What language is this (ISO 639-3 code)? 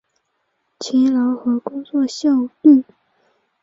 zho